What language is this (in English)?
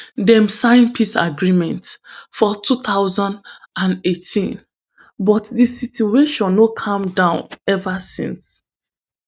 Nigerian Pidgin